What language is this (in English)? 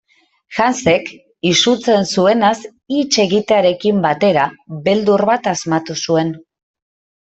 Basque